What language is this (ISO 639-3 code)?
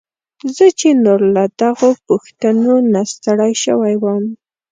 pus